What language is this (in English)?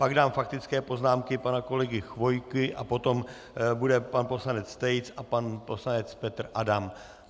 Czech